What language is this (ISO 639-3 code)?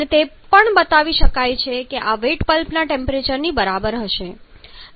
guj